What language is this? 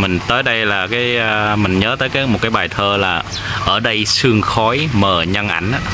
Vietnamese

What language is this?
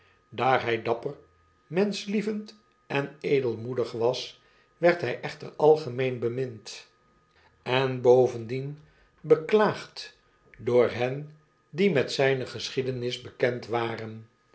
Dutch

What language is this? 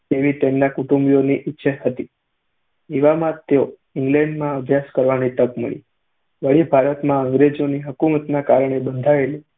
Gujarati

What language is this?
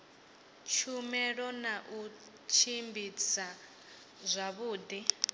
Venda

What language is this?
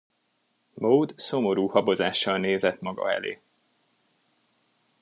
Hungarian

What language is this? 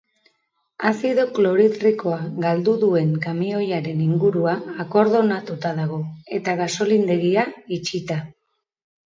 Basque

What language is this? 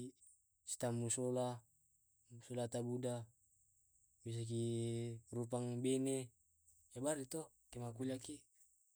Tae'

